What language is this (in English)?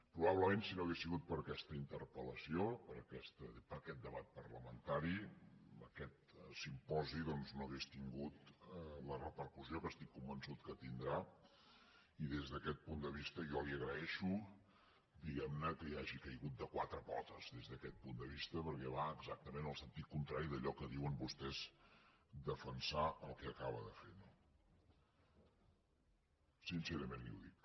Catalan